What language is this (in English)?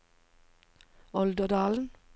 Norwegian